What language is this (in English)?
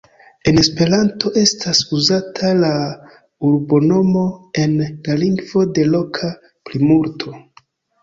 Esperanto